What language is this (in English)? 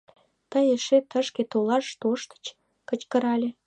Mari